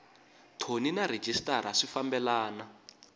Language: Tsonga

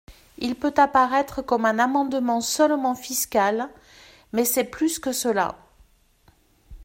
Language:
French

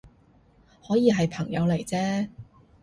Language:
Cantonese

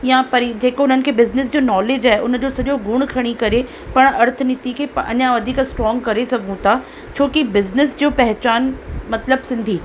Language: Sindhi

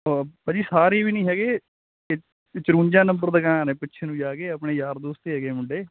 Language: Punjabi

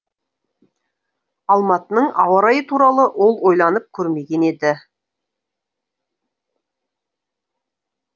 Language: Kazakh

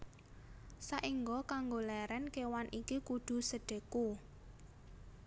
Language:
Javanese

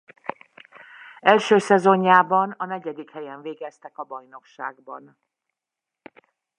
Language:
Hungarian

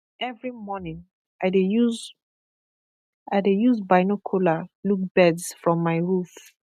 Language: Nigerian Pidgin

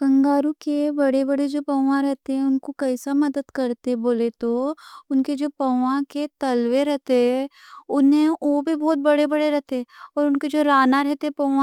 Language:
Deccan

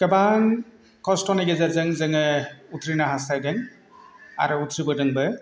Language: Bodo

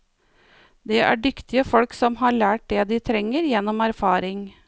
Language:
Norwegian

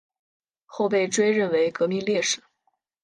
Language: Chinese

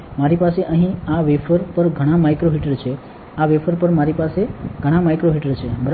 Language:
Gujarati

